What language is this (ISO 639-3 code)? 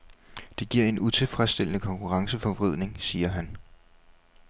dan